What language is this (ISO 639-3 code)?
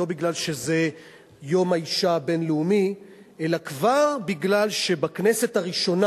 heb